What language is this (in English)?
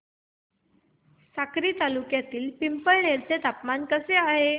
Marathi